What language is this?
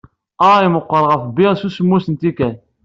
Kabyle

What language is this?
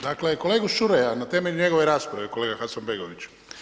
Croatian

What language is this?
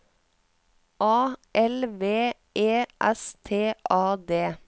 Norwegian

